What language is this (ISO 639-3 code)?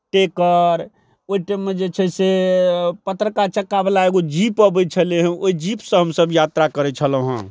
mai